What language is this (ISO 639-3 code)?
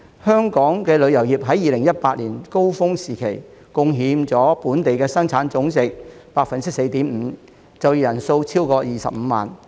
yue